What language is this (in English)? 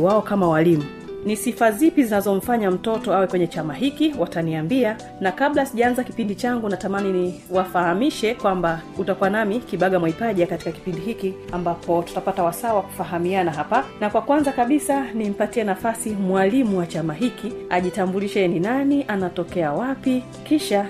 Swahili